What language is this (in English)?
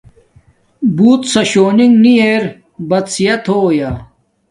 Domaaki